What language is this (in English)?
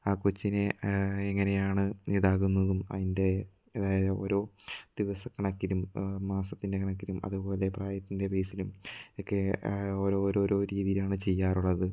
Malayalam